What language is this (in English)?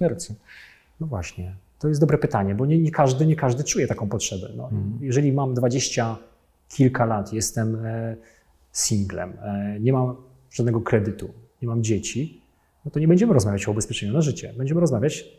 Polish